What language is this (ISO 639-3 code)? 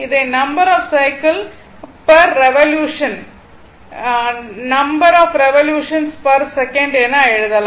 tam